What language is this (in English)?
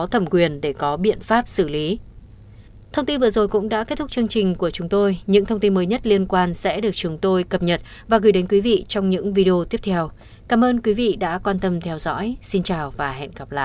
Vietnamese